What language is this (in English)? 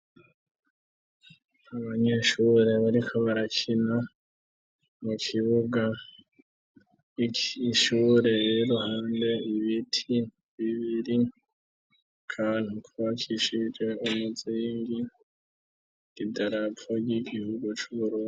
Rundi